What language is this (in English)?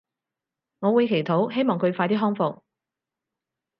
Cantonese